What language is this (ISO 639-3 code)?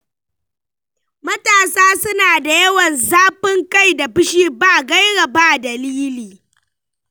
hau